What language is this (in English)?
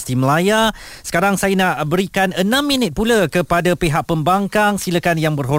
Malay